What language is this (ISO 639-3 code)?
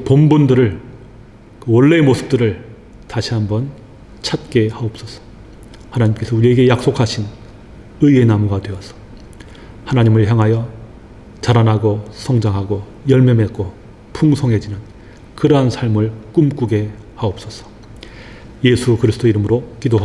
kor